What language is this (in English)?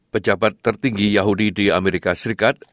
Indonesian